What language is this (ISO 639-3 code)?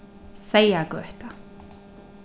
fao